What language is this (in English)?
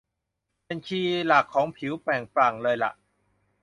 Thai